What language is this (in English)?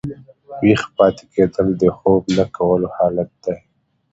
Pashto